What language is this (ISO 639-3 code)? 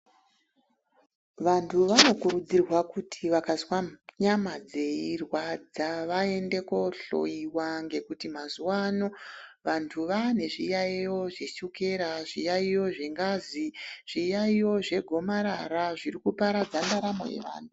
ndc